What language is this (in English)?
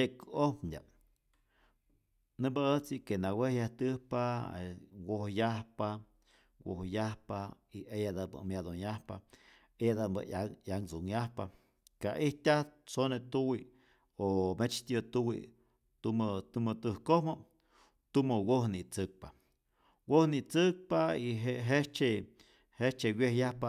Rayón Zoque